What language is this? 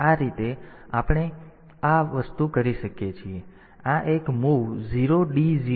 Gujarati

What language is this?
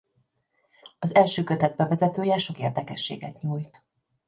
Hungarian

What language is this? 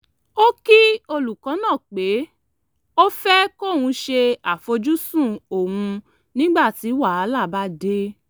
Yoruba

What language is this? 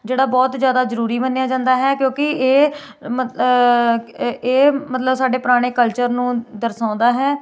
Punjabi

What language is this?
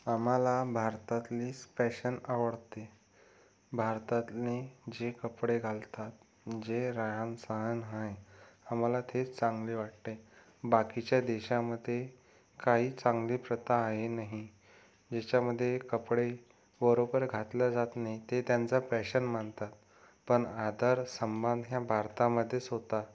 Marathi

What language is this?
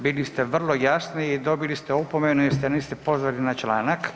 Croatian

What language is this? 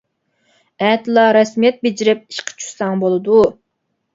Uyghur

